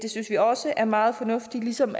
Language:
Danish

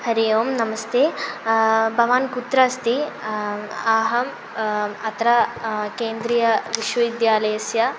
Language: Sanskrit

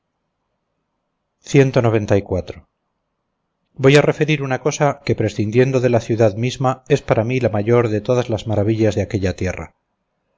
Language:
Spanish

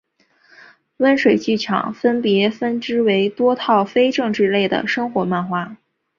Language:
Chinese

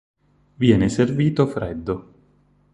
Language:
Italian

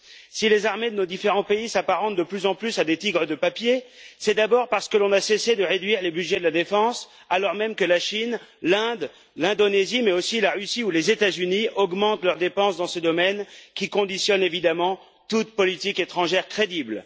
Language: French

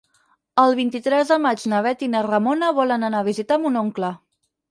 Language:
Catalan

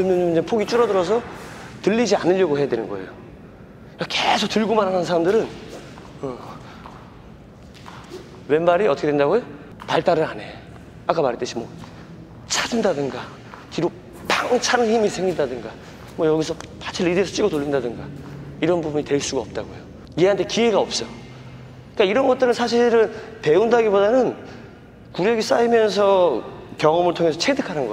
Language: Korean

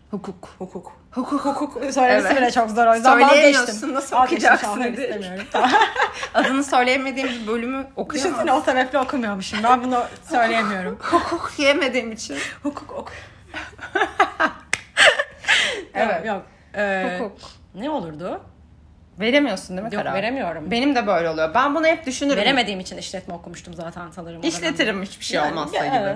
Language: Turkish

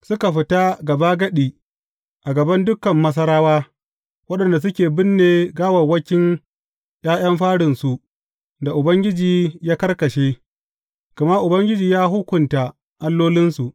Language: Hausa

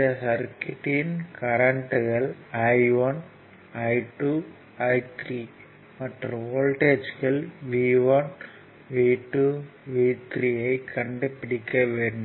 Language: Tamil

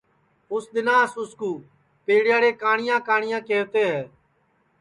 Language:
Sansi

